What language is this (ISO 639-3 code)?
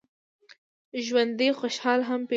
pus